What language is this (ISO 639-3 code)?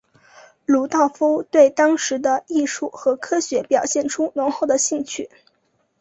zho